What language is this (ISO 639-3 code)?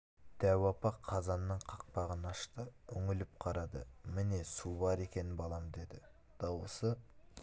kaz